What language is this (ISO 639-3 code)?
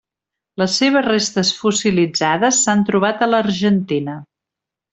cat